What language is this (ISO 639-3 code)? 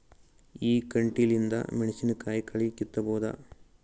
kan